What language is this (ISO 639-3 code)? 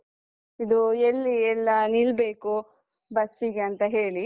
kan